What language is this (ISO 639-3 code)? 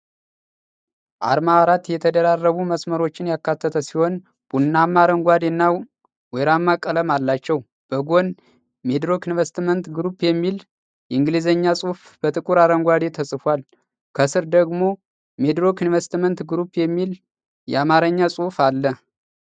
amh